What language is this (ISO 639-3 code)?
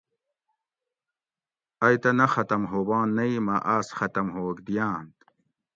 gwc